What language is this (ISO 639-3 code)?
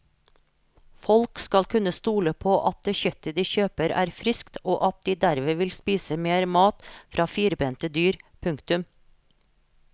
nor